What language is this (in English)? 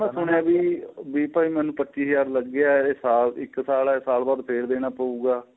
Punjabi